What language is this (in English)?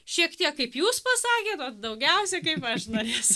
Lithuanian